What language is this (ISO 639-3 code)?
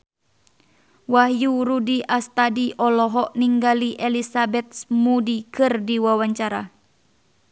sun